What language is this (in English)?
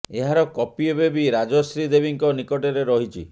Odia